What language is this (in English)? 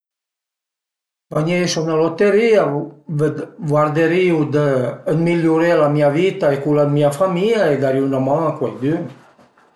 Piedmontese